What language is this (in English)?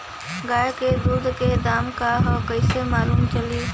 Bhojpuri